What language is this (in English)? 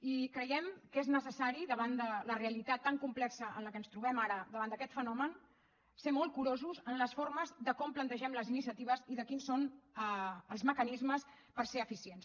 Catalan